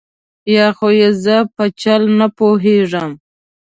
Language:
Pashto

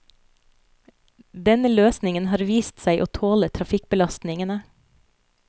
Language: Norwegian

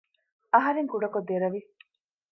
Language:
Divehi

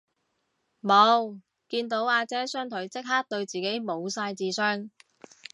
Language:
Cantonese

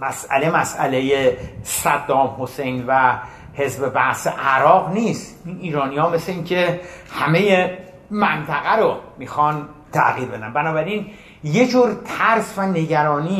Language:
Persian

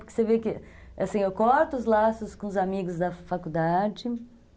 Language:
Portuguese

